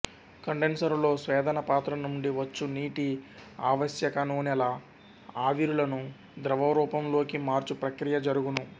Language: Telugu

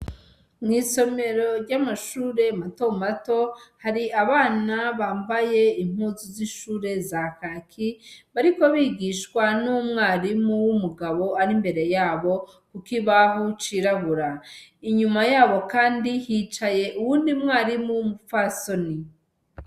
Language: Rundi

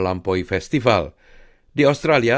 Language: Indonesian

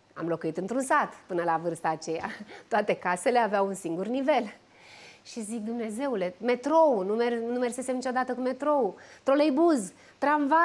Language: Romanian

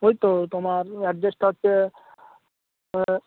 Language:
Bangla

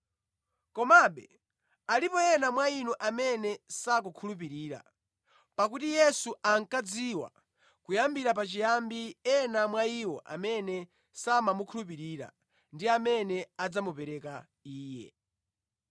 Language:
Nyanja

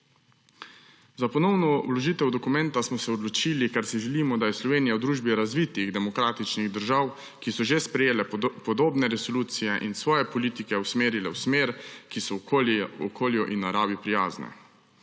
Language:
Slovenian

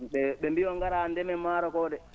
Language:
Fula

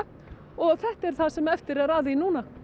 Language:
Icelandic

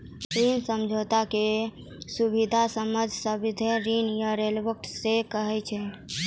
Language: Maithili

